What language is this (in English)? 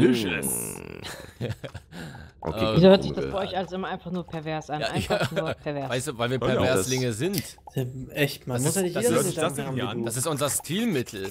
German